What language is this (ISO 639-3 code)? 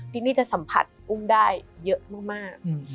tha